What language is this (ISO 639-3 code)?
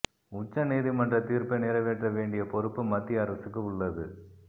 tam